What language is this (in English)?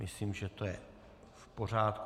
Czech